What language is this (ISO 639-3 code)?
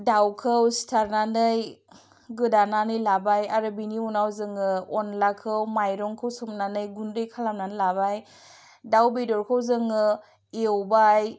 brx